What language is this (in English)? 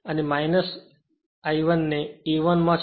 Gujarati